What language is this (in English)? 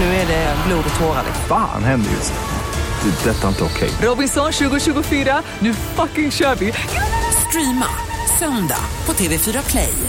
Swedish